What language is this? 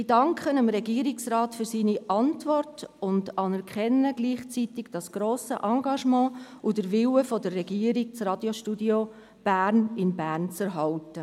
Swiss German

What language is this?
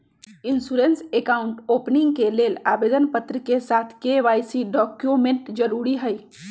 Magahi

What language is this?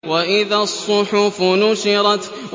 Arabic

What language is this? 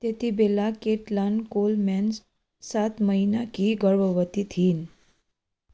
Nepali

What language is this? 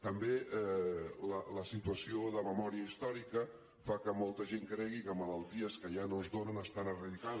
Catalan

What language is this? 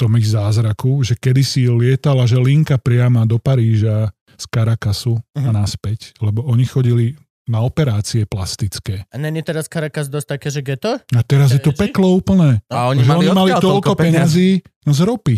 Slovak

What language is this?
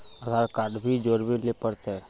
Magahi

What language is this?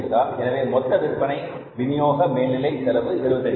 Tamil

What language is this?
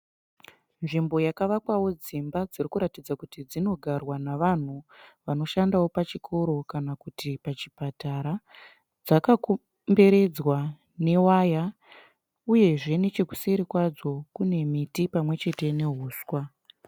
Shona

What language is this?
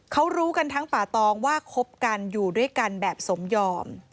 Thai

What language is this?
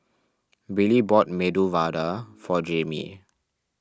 English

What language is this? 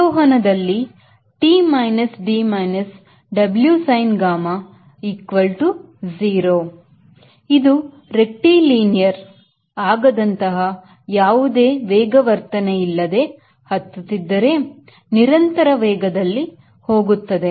Kannada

